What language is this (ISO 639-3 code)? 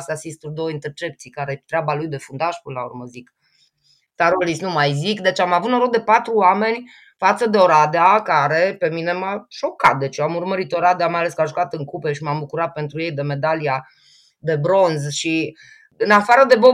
ron